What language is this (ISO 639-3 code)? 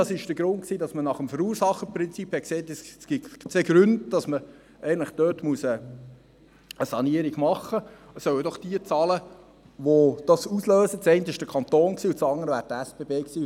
gsw